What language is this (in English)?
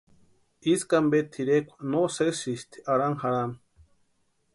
Western Highland Purepecha